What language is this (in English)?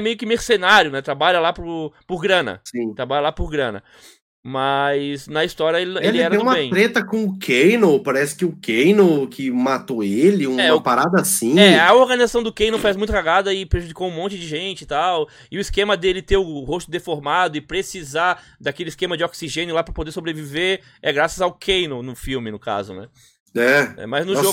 Portuguese